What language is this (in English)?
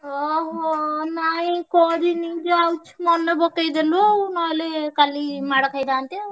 Odia